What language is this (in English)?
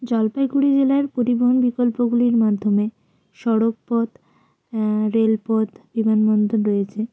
Bangla